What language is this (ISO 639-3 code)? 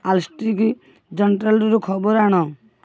ori